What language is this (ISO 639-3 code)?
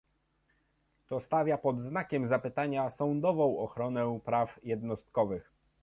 pol